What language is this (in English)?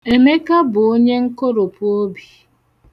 Igbo